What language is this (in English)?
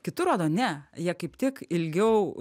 Lithuanian